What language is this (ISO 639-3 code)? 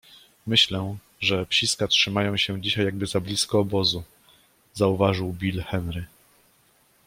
pol